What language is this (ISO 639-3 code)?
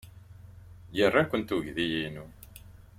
kab